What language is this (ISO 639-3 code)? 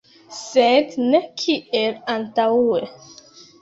epo